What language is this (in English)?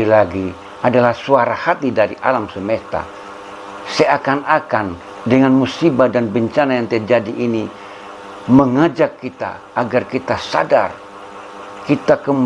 Indonesian